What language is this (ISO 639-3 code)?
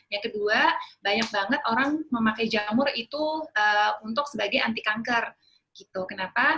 ind